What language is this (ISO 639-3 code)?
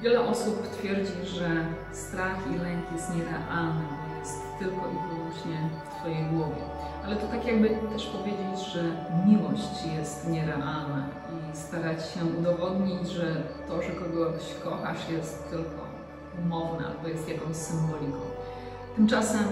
pol